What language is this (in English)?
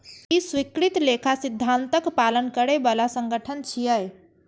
Maithili